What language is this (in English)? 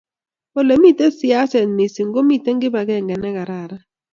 Kalenjin